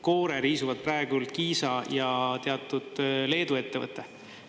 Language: Estonian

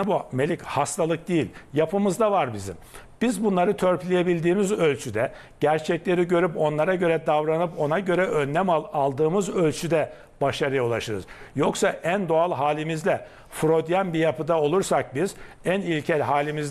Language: Turkish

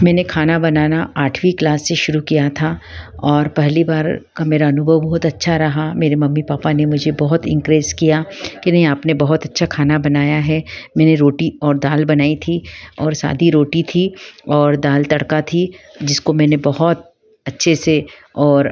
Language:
Hindi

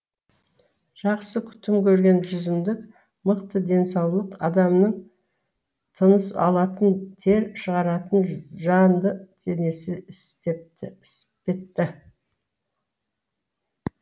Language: Kazakh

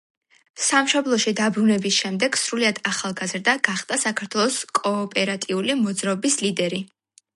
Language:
Georgian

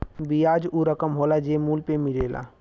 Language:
Bhojpuri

